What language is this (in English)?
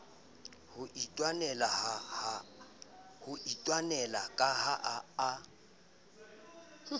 Southern Sotho